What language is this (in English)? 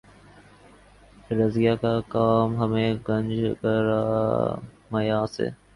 Urdu